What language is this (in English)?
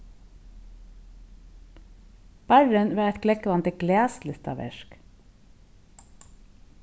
Faroese